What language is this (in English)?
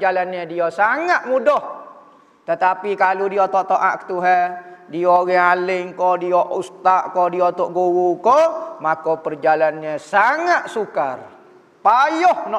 Malay